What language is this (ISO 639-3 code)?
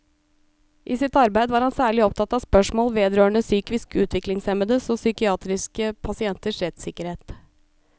nor